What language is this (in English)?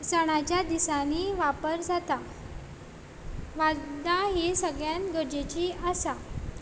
Konkani